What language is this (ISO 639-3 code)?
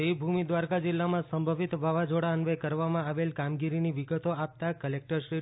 guj